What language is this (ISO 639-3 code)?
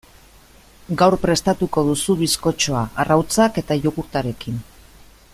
eus